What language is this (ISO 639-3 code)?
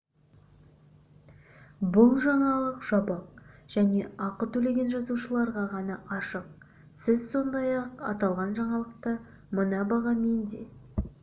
kaz